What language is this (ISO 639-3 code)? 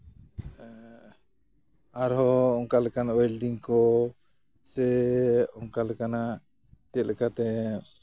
sat